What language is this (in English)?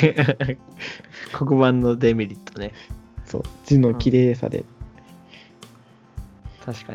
Japanese